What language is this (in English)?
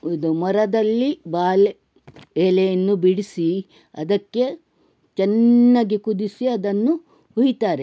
Kannada